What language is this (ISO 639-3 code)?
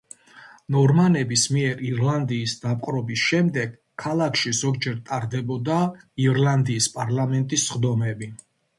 kat